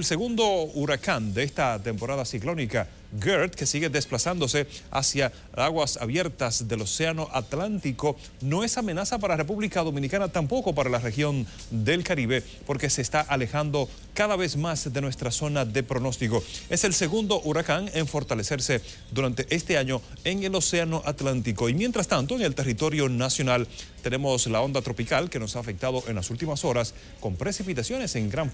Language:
Spanish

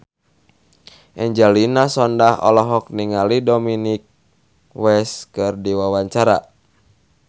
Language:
Sundanese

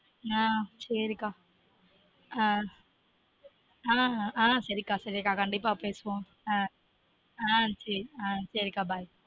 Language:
Tamil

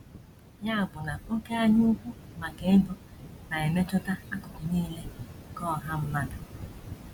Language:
Igbo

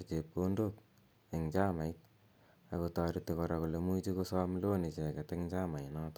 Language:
Kalenjin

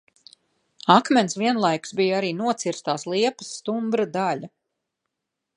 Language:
Latvian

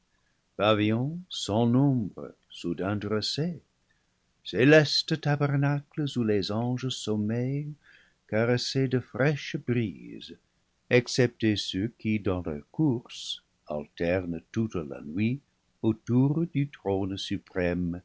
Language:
French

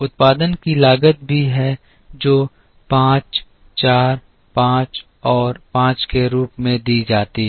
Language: Hindi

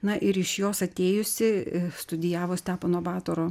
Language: Lithuanian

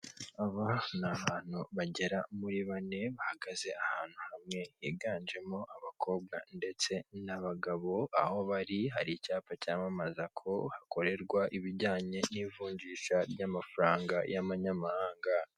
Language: Kinyarwanda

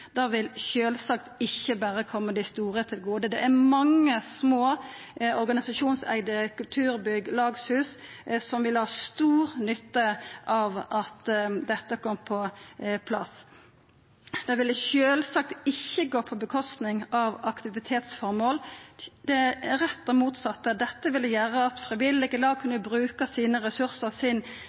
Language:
Norwegian Nynorsk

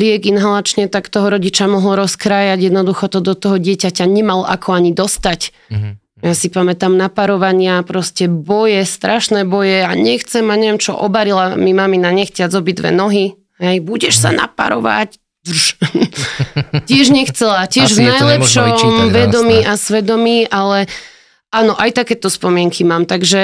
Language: Slovak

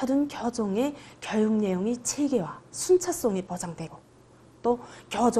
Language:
Korean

